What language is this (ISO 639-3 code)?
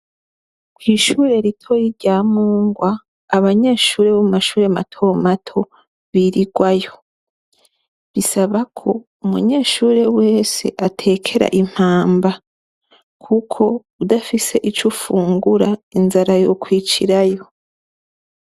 run